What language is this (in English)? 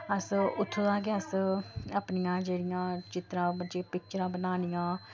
Dogri